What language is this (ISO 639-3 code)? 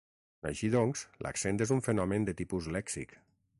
cat